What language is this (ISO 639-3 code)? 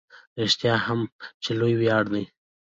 pus